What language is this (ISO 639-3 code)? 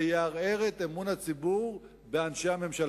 heb